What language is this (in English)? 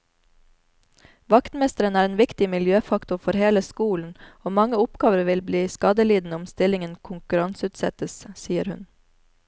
Norwegian